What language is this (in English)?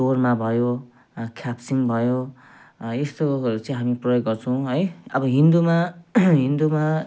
Nepali